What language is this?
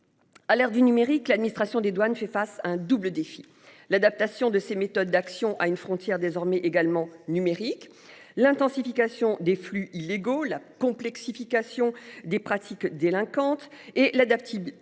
French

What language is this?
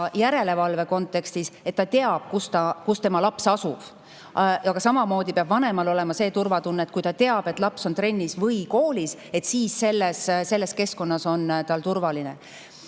Estonian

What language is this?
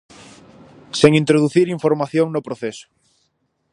Galician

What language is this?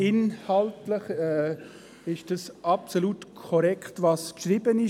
Swiss German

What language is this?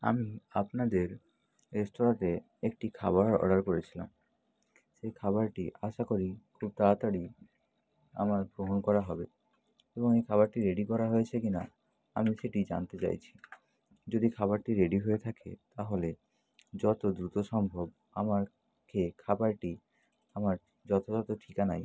Bangla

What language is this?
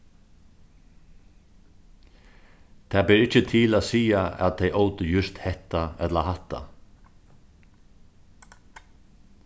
Faroese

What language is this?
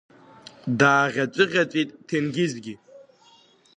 Abkhazian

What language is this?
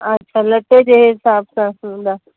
Sindhi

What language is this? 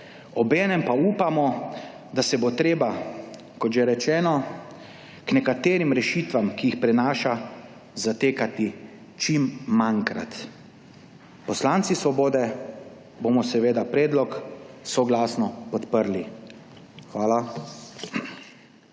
Slovenian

